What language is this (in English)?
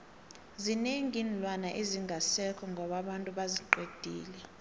South Ndebele